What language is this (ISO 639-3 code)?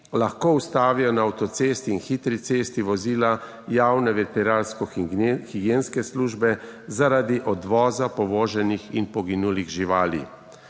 slv